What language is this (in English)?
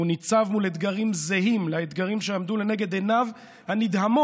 Hebrew